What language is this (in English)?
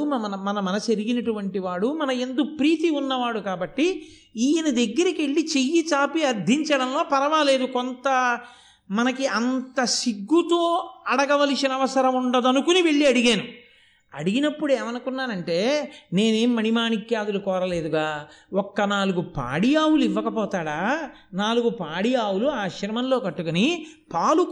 Telugu